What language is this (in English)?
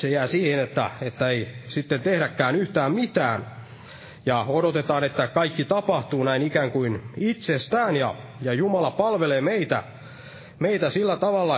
Finnish